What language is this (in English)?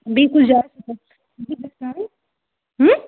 Kashmiri